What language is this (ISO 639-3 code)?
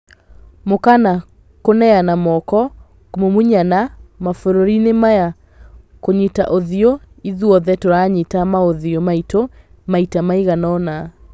kik